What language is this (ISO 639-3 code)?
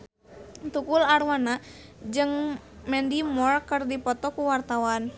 sun